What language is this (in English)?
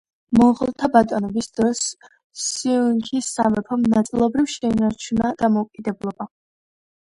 Georgian